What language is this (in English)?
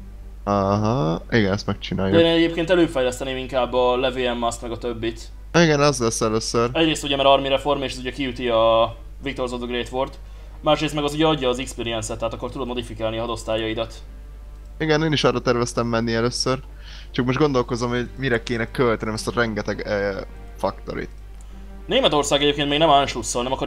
Hungarian